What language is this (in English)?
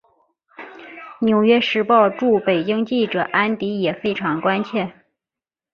Chinese